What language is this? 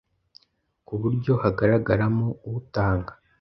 Kinyarwanda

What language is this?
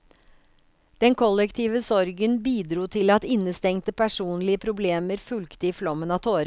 Norwegian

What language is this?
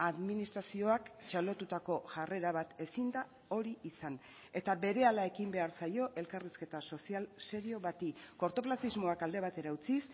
Basque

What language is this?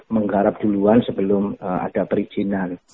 Indonesian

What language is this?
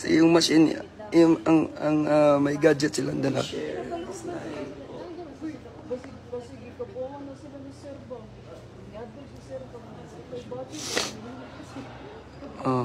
Filipino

